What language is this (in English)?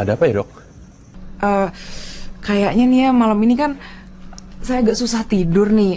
Indonesian